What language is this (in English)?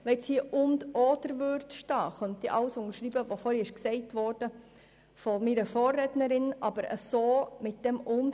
Swiss German